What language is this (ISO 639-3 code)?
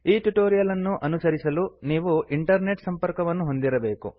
kan